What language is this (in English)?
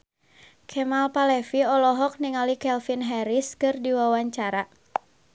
Sundanese